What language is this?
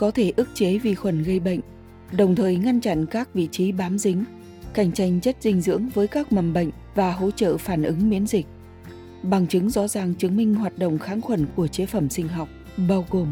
Vietnamese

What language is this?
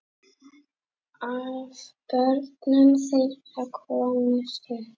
Icelandic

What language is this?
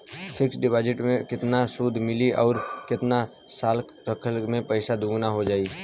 Bhojpuri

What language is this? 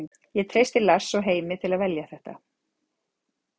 Icelandic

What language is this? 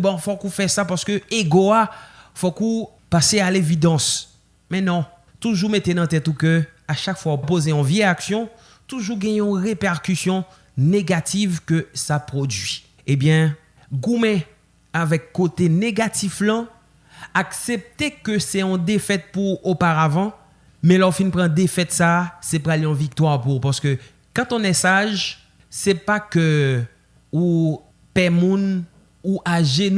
French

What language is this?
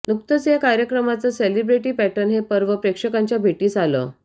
Marathi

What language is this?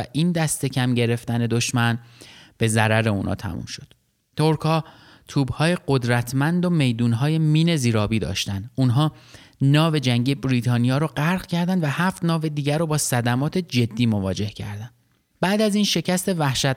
Persian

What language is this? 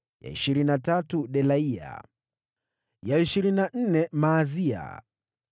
Swahili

